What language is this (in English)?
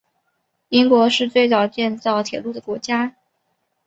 Chinese